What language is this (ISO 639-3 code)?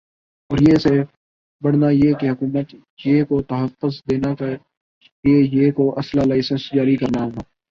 urd